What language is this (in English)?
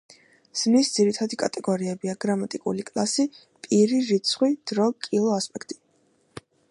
Georgian